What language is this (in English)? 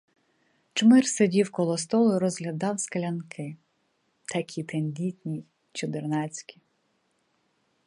Ukrainian